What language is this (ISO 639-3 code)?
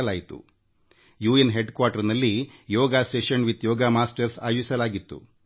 kan